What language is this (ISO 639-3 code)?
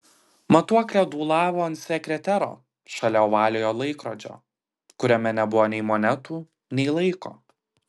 lit